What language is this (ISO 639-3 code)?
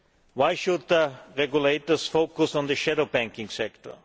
eng